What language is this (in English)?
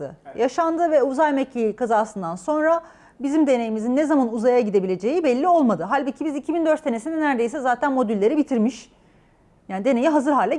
Turkish